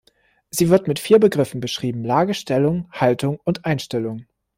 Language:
German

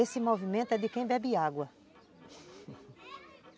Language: Portuguese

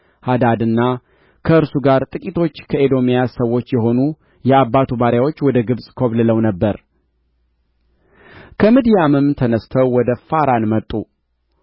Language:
Amharic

